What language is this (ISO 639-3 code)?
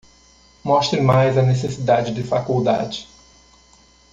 por